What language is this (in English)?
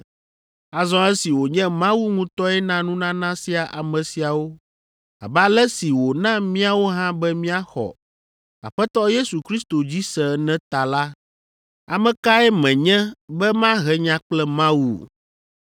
Ewe